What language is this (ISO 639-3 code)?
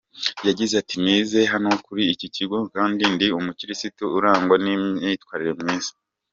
kin